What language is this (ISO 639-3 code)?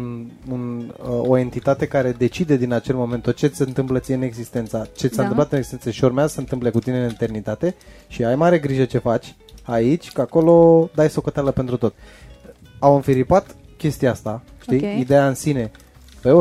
ron